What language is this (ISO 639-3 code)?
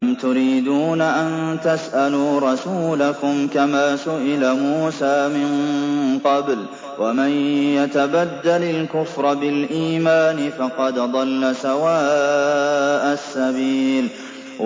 ara